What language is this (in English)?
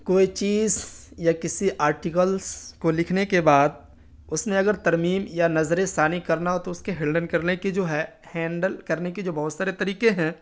Urdu